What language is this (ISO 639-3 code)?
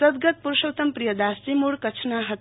guj